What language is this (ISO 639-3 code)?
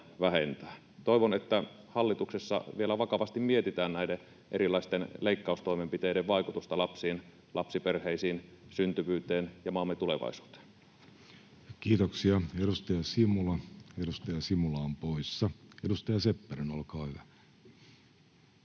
fin